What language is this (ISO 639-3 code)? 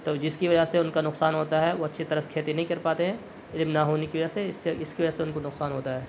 urd